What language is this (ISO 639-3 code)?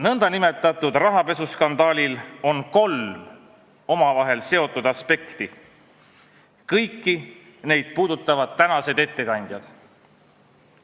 est